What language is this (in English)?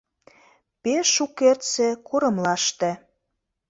Mari